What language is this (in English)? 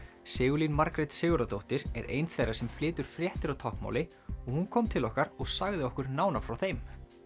Icelandic